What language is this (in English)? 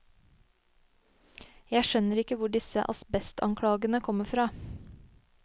Norwegian